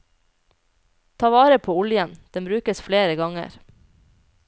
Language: Norwegian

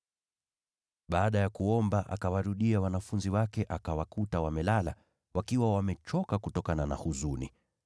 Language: Swahili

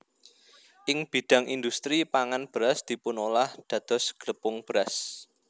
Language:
Javanese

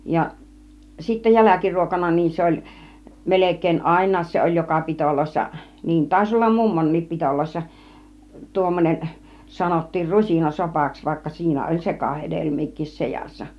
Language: Finnish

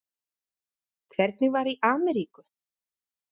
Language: Icelandic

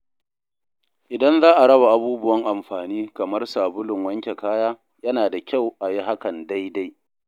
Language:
Hausa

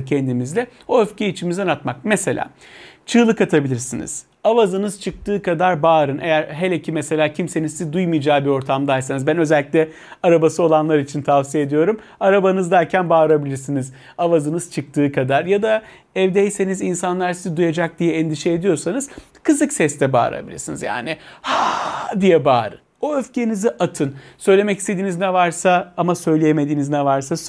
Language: Turkish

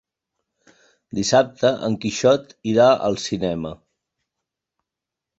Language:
Catalan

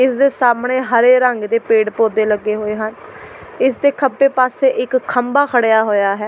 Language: Punjabi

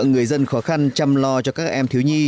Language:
Vietnamese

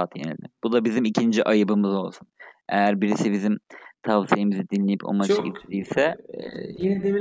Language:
Turkish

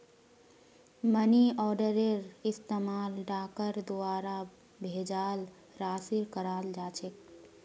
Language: Magahi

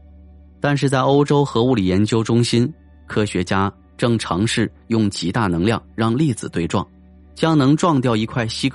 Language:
Chinese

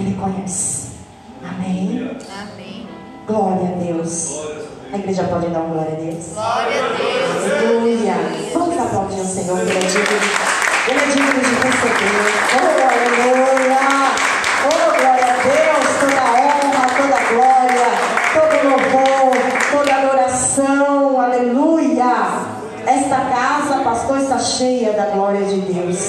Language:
Portuguese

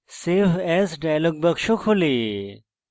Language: Bangla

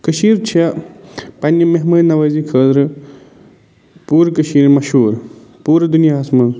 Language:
Kashmiri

